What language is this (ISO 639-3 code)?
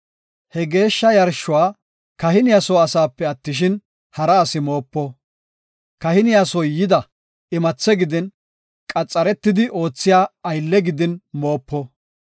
gof